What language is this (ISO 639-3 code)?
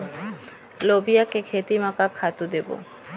hne